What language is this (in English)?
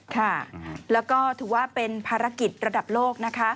Thai